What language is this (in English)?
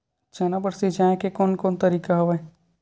Chhattisgarhi